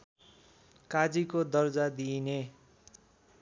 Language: Nepali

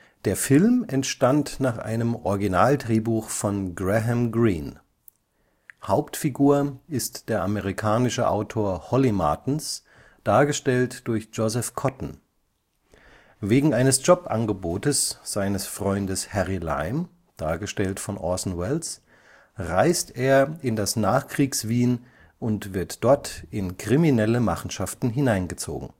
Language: German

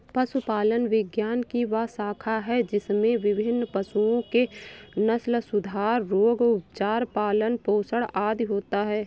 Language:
Hindi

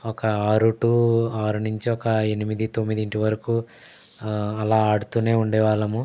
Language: Telugu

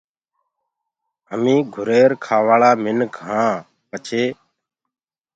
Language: Gurgula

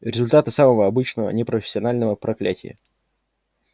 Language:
Russian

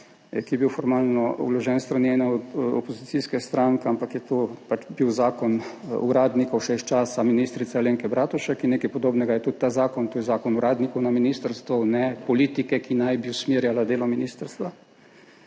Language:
Slovenian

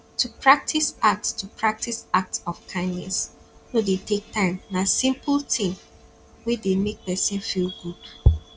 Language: Nigerian Pidgin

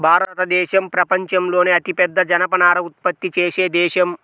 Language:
Telugu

